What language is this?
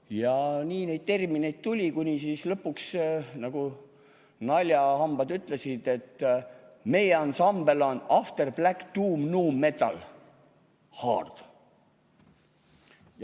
Estonian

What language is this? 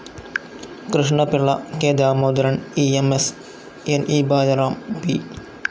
Malayalam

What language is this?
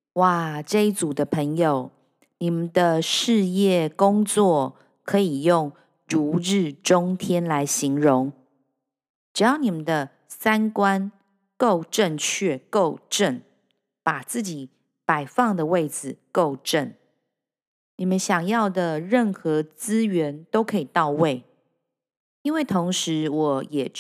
Chinese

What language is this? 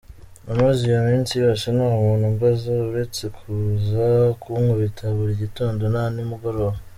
Kinyarwanda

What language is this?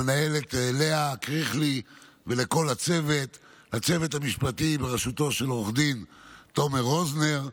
Hebrew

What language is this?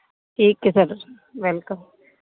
Punjabi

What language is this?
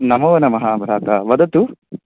Sanskrit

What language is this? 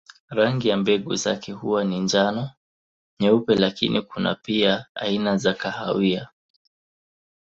Swahili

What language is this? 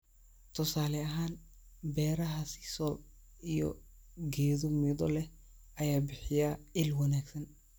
Somali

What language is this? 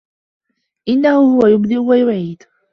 Arabic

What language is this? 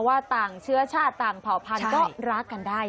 Thai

